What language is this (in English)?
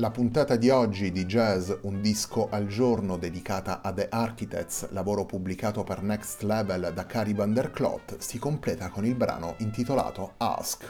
Italian